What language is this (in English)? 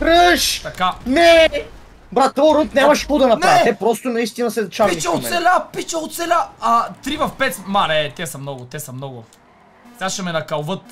Bulgarian